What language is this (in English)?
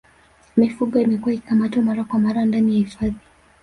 Swahili